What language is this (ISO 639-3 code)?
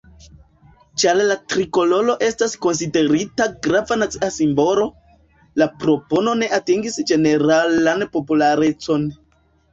epo